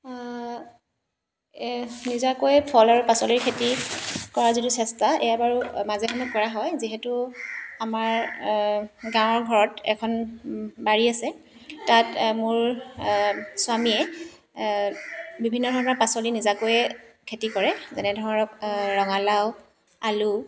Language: Assamese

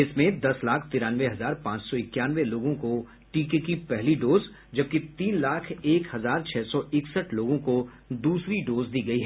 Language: Hindi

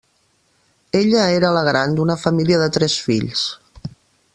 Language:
Catalan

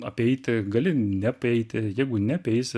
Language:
Lithuanian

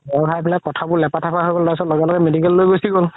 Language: Assamese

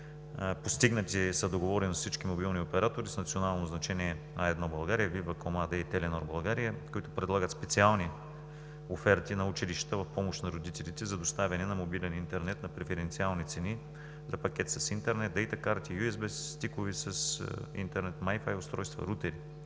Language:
Bulgarian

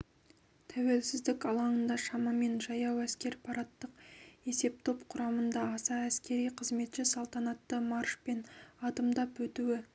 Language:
Kazakh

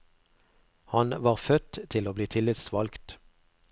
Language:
Norwegian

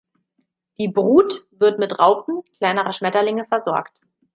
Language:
German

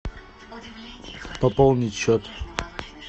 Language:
Russian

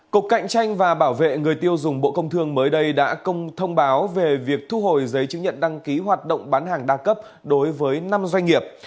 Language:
Vietnamese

